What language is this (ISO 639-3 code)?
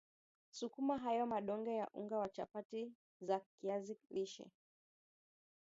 swa